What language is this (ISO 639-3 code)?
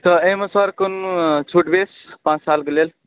mai